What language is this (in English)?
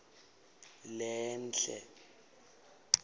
Swati